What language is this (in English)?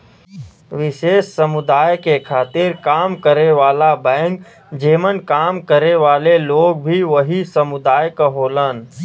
Bhojpuri